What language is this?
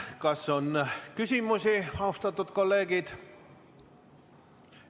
Estonian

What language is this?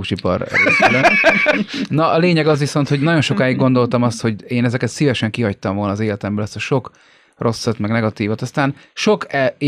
Hungarian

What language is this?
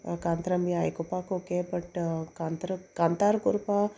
Konkani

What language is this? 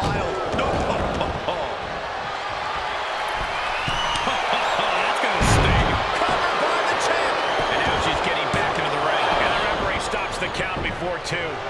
English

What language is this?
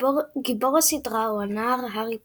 Hebrew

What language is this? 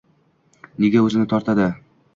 Uzbek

